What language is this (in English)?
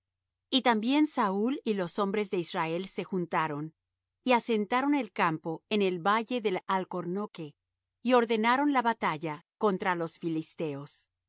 Spanish